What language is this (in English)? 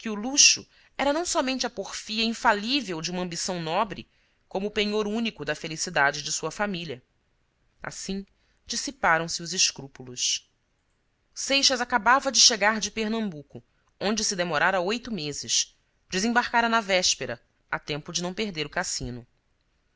Portuguese